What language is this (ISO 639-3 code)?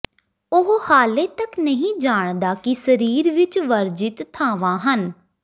pan